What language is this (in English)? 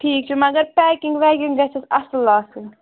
Kashmiri